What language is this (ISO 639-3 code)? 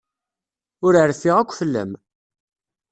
kab